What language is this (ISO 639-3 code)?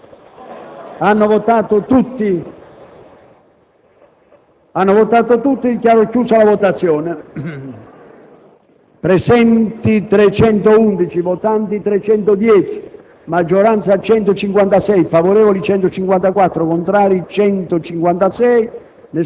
ita